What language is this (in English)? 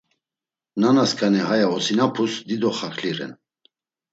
Laz